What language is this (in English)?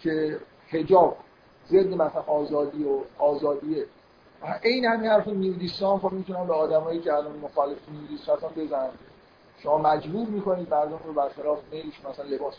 Persian